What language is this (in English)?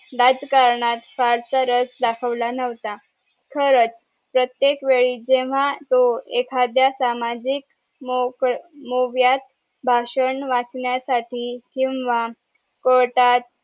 Marathi